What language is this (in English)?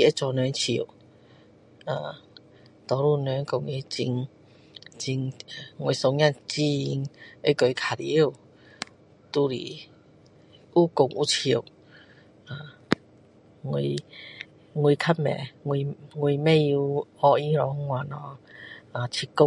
Min Dong Chinese